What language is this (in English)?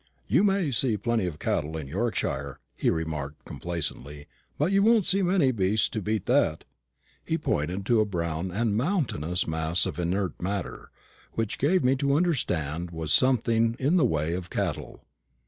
English